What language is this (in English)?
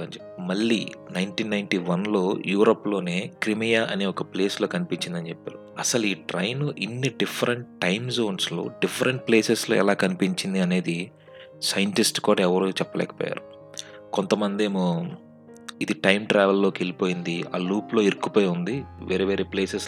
Telugu